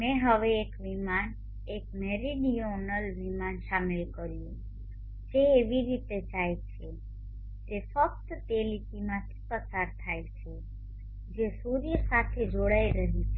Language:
Gujarati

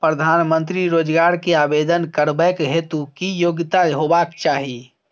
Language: Maithili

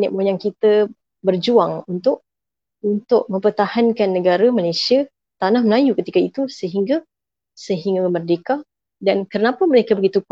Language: Malay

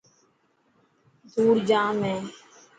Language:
Dhatki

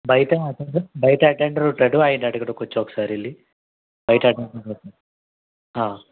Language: Telugu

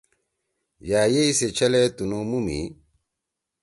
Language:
Torwali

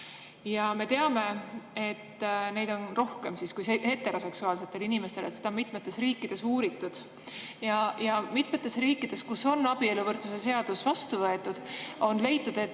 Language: Estonian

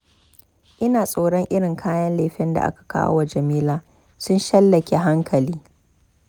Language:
Hausa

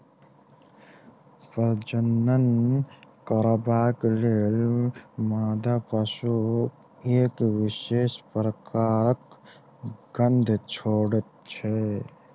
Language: Maithili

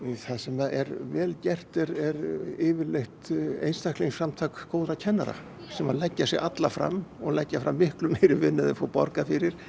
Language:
Icelandic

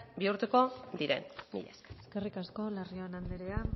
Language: Basque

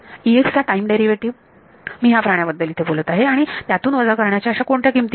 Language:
Marathi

